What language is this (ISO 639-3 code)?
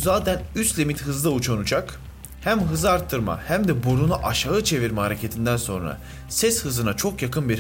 tur